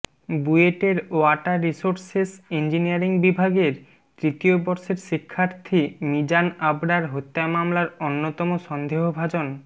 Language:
Bangla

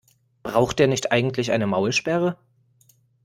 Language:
German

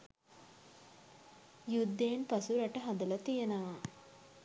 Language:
Sinhala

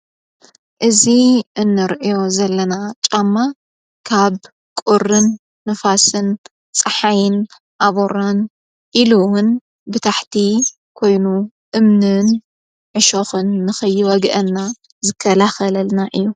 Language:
Tigrinya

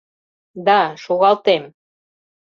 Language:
Mari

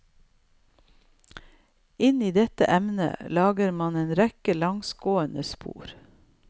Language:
Norwegian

